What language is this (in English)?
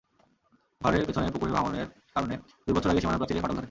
Bangla